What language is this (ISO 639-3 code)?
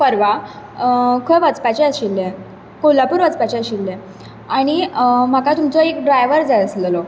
kok